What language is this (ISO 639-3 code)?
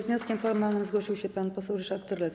pol